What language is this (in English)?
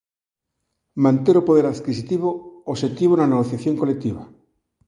Galician